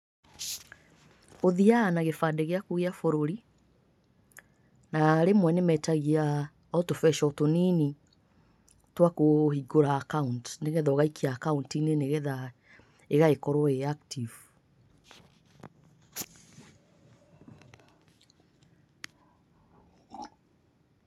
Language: Kikuyu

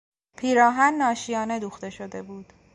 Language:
Persian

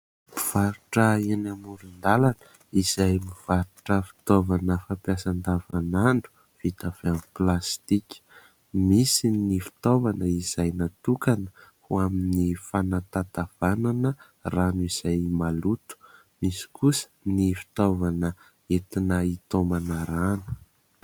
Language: Malagasy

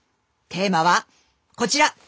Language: Japanese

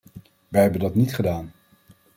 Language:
Dutch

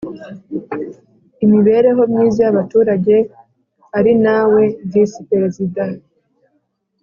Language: Kinyarwanda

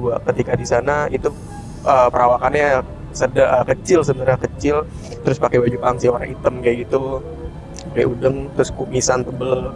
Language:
Indonesian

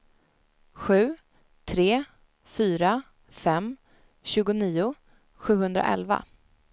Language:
Swedish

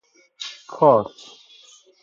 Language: Persian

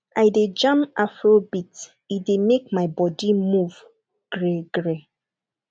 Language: Nigerian Pidgin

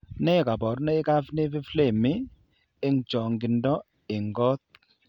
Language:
Kalenjin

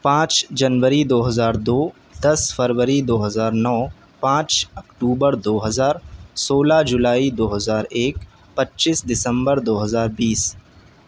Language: Urdu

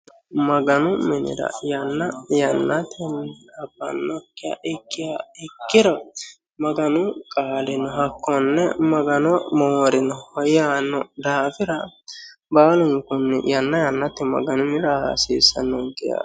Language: Sidamo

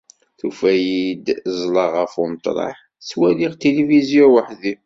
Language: Kabyle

